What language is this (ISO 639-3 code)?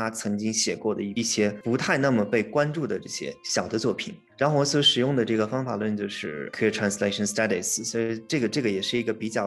zho